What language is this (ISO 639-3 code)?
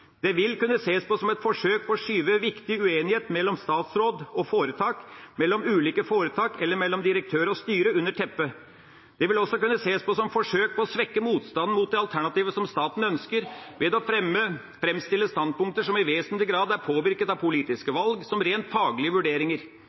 nob